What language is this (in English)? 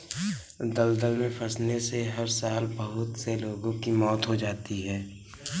Hindi